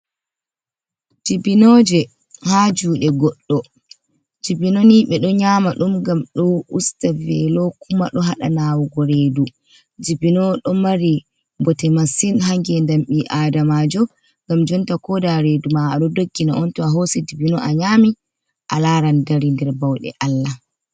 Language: Fula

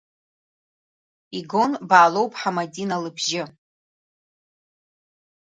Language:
Abkhazian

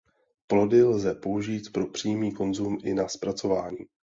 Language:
Czech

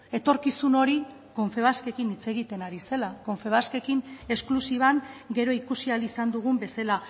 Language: Basque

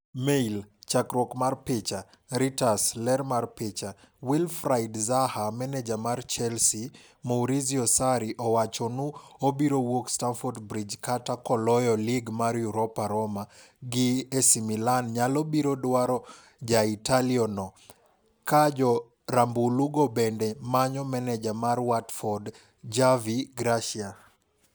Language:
Luo (Kenya and Tanzania)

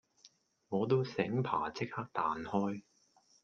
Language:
Cantonese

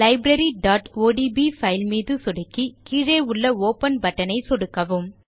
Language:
Tamil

